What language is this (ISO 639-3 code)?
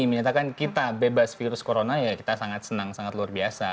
ind